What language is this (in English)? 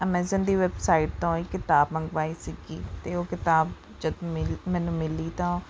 Punjabi